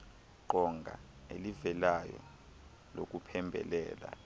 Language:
Xhosa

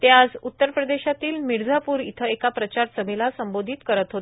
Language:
Marathi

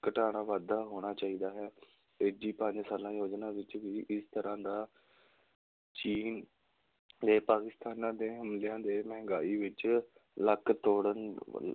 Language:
Punjabi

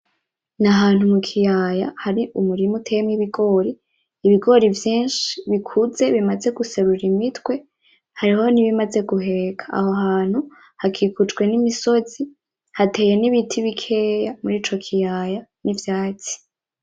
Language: Rundi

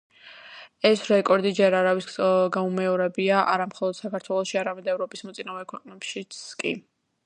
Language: Georgian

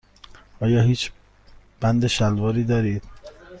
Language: Persian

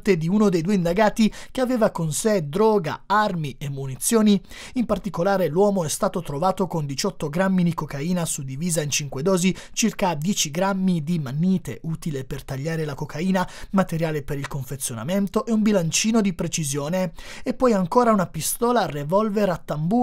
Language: Italian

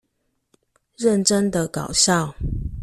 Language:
Chinese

